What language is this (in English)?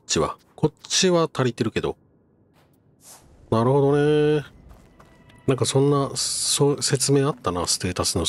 Japanese